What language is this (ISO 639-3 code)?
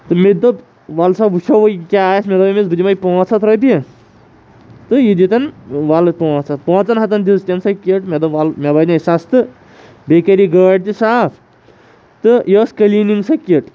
kas